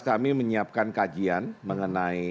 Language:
Indonesian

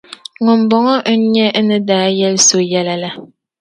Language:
Dagbani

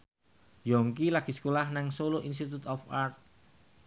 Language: Javanese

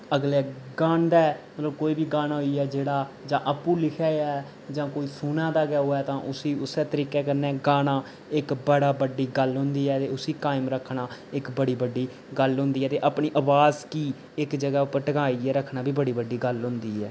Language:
Dogri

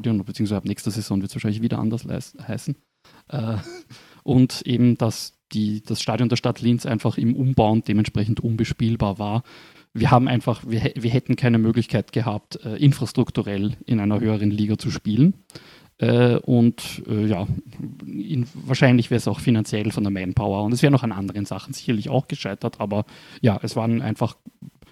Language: German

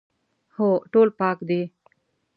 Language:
Pashto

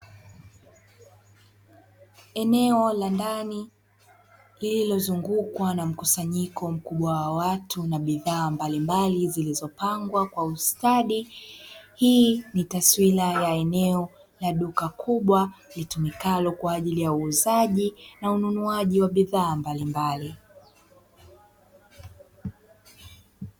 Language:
Swahili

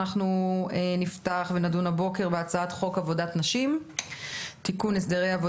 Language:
Hebrew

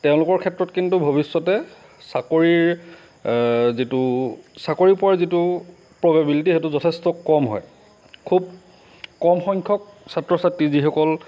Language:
Assamese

